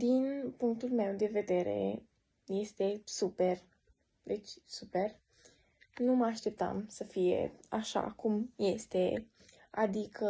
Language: Romanian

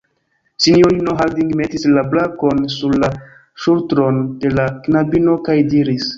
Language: Esperanto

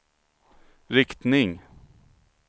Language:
Swedish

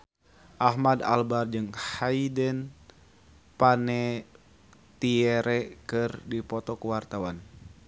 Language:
Sundanese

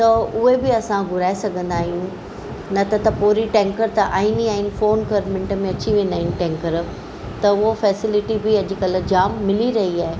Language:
Sindhi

